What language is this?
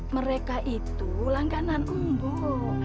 Indonesian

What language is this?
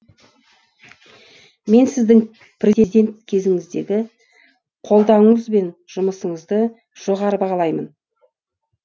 Kazakh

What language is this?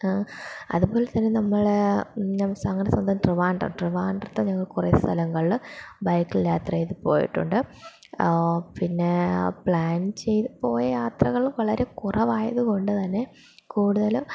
Malayalam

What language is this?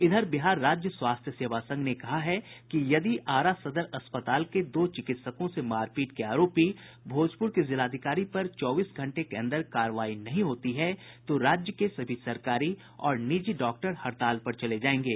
Hindi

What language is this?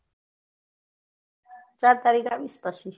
Gujarati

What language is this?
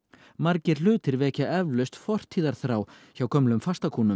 Icelandic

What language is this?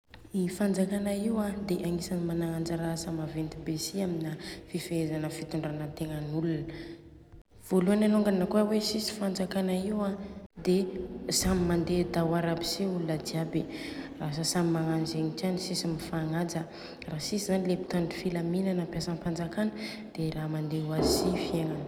Southern Betsimisaraka Malagasy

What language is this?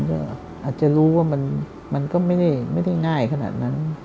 Thai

